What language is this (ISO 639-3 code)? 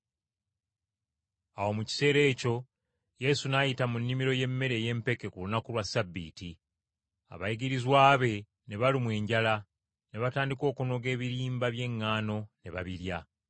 lug